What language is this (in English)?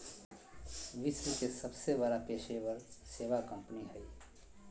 Magahi